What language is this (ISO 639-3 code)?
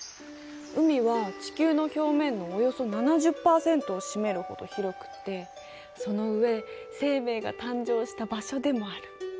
jpn